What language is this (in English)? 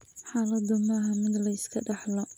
Somali